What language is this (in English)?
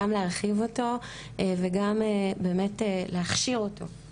Hebrew